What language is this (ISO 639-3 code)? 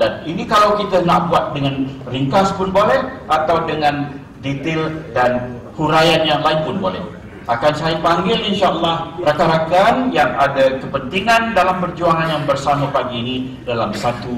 msa